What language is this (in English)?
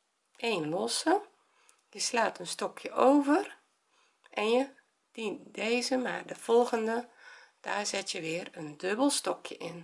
Dutch